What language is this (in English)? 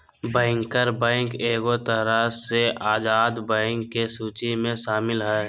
Magahi